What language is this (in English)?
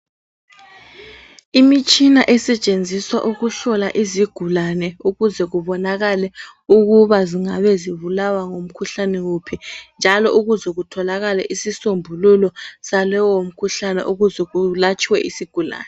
North Ndebele